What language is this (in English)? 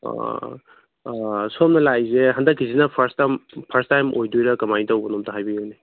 Manipuri